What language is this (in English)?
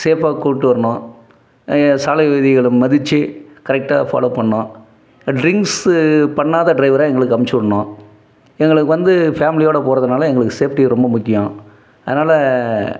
Tamil